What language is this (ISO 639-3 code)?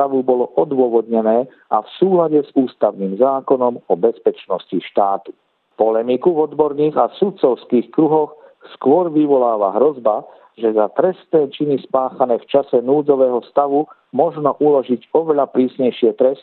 slk